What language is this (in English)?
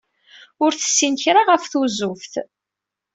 Kabyle